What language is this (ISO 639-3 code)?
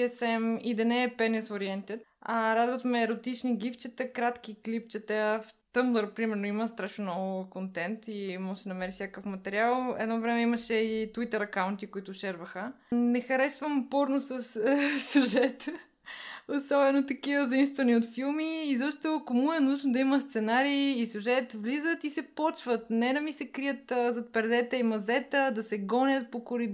bul